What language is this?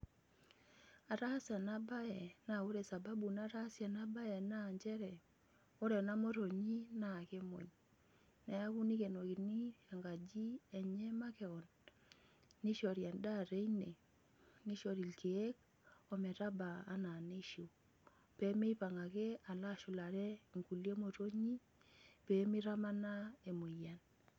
Masai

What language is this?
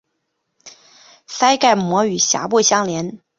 Chinese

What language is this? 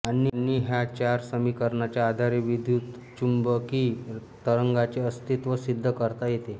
Marathi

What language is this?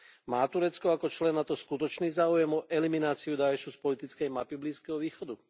Slovak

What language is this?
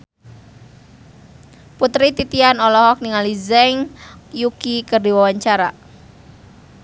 Sundanese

